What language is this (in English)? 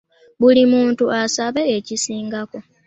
Ganda